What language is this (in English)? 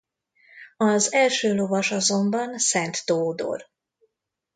Hungarian